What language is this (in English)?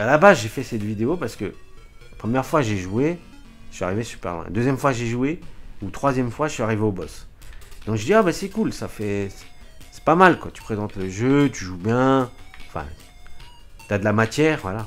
French